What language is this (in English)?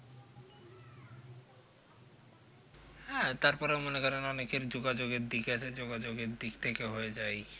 Bangla